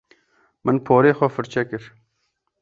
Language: Kurdish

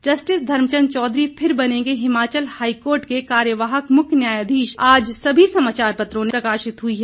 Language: Hindi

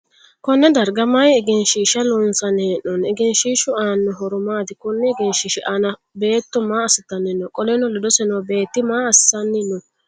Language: Sidamo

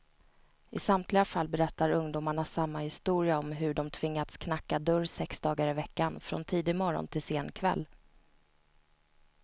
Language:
Swedish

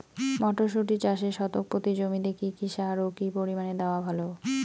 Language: Bangla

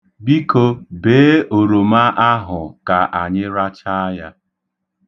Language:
Igbo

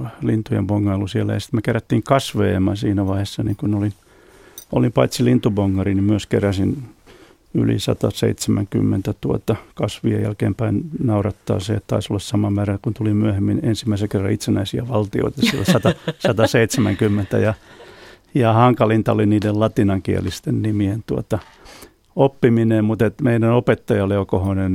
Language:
Finnish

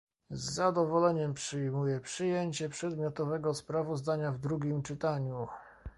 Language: Polish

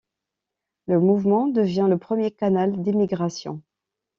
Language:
French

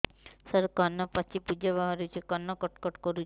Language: Odia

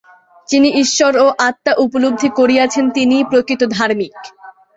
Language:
Bangla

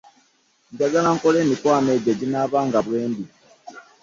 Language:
Ganda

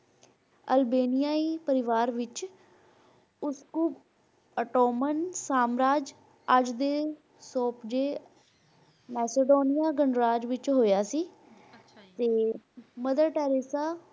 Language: Punjabi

